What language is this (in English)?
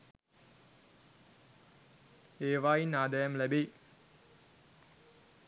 Sinhala